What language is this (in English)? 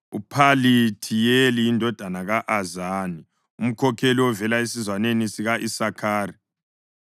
North Ndebele